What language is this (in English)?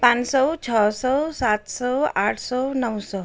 Nepali